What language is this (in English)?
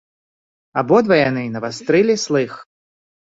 Belarusian